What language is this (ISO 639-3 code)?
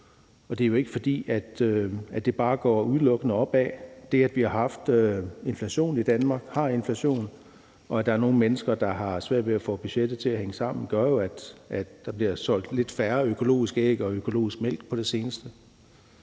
dan